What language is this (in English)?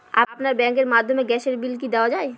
Bangla